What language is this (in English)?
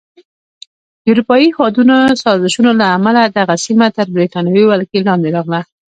Pashto